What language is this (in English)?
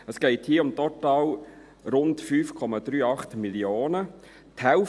Swiss German